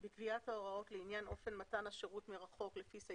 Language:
Hebrew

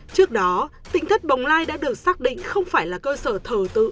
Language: Vietnamese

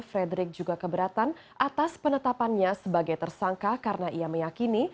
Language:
Indonesian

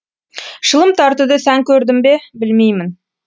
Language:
Kazakh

